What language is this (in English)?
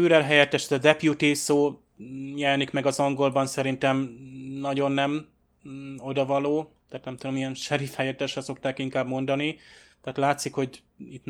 Hungarian